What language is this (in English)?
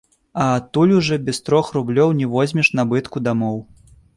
Belarusian